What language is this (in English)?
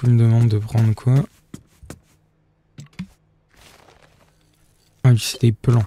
French